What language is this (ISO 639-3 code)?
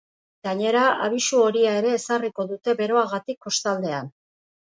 eus